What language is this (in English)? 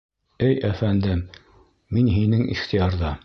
Bashkir